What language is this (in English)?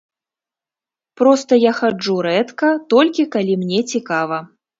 Belarusian